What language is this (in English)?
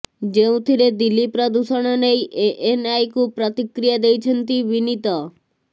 Odia